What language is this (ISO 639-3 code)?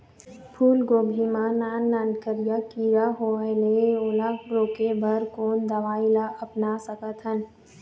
hne